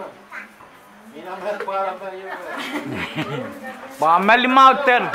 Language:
Thai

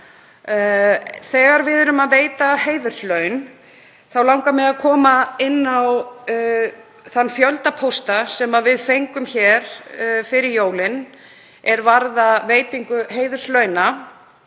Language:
Icelandic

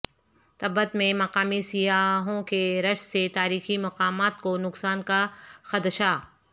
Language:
Urdu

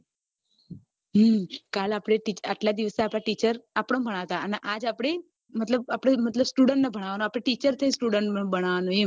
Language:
Gujarati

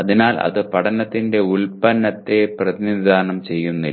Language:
Malayalam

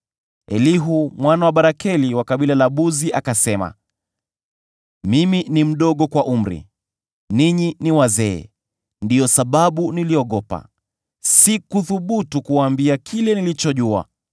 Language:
Swahili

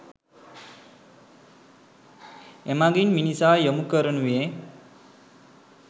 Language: Sinhala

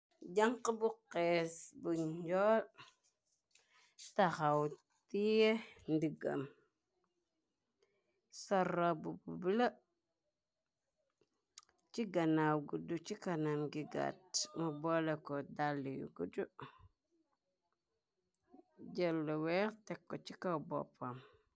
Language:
Wolof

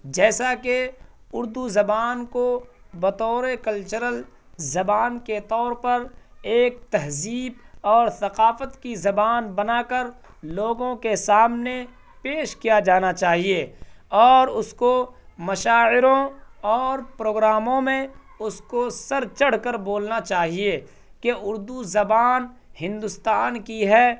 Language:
Urdu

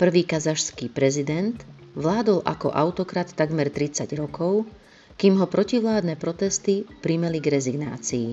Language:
Slovak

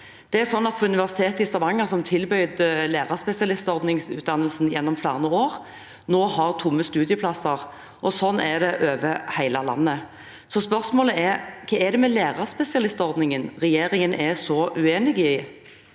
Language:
Norwegian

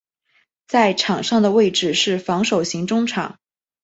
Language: Chinese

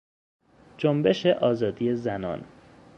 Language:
Persian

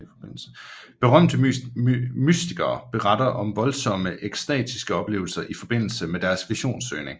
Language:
Danish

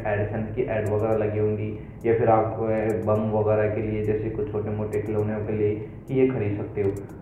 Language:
Hindi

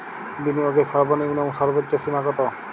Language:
Bangla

